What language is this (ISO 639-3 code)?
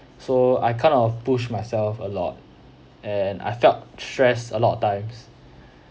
eng